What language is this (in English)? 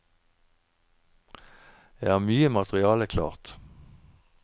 Norwegian